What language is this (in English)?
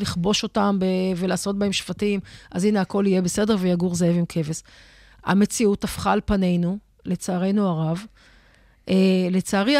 Hebrew